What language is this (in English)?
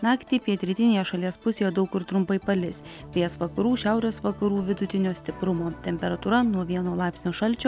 Lithuanian